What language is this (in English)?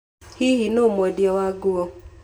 Kikuyu